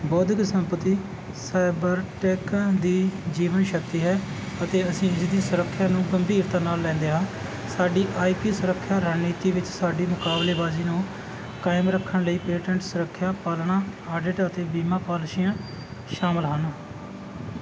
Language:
Punjabi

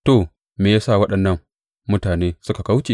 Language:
Hausa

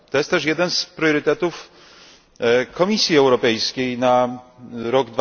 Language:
Polish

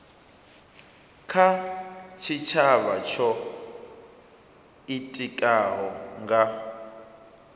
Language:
Venda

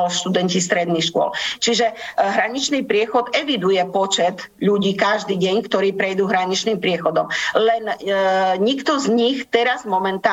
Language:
Slovak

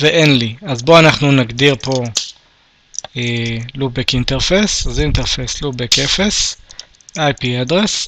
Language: Hebrew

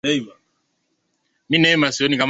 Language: Swahili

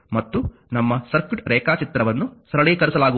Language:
Kannada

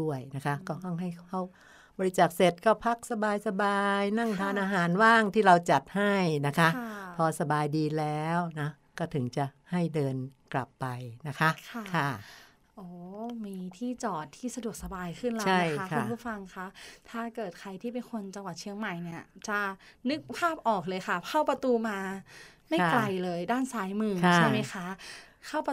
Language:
Thai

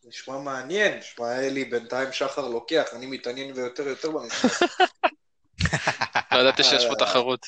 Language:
Hebrew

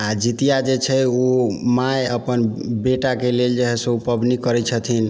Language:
Maithili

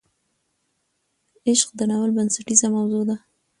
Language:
Pashto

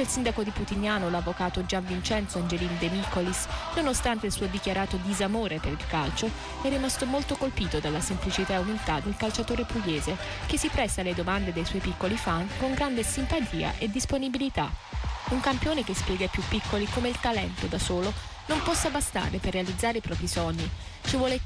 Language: Italian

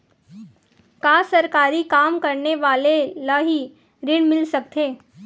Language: Chhattisgarhi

